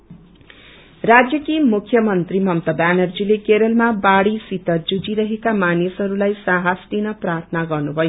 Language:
Nepali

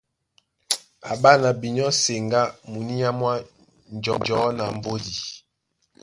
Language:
Duala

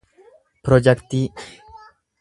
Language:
Oromo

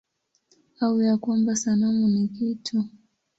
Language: Swahili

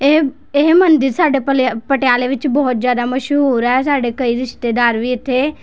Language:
Punjabi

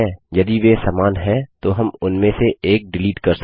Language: Hindi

